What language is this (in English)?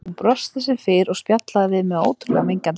Icelandic